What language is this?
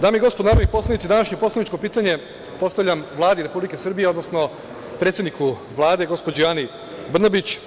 Serbian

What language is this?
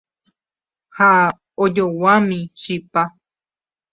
Guarani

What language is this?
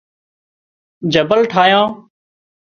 Wadiyara Koli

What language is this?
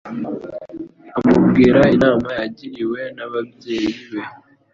Kinyarwanda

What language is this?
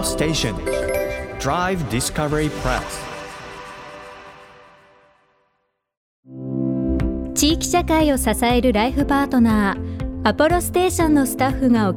Japanese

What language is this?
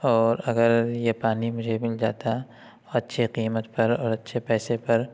Urdu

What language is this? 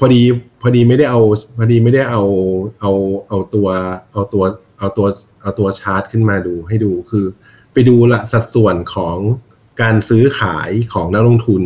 Thai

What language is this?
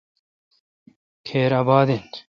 Kalkoti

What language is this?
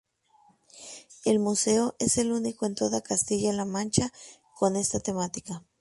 Spanish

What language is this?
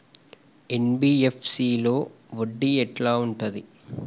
Telugu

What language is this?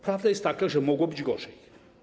Polish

